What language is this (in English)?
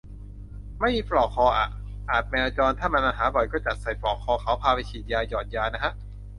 Thai